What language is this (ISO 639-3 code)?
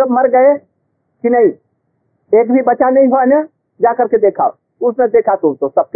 hin